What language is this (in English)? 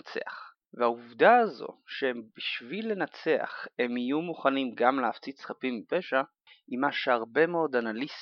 Hebrew